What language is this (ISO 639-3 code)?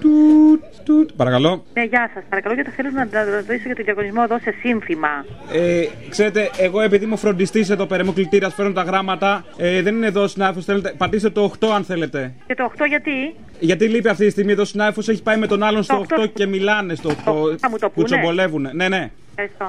ell